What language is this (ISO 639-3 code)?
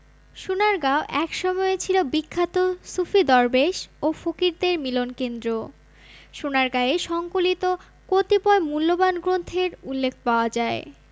ben